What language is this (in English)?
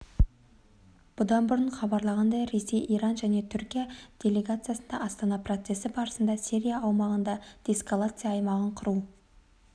Kazakh